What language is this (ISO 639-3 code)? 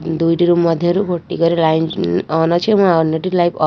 ori